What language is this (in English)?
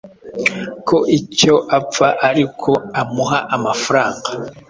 Kinyarwanda